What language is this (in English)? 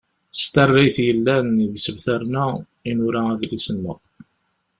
Kabyle